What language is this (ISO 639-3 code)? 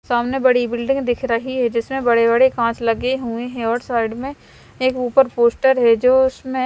hin